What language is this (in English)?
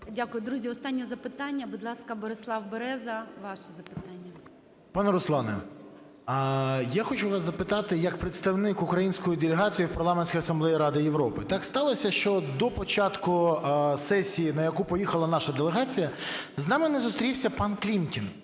Ukrainian